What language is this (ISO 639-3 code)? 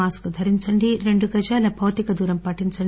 tel